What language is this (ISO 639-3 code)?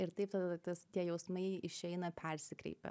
lit